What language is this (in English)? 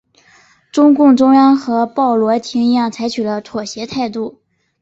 Chinese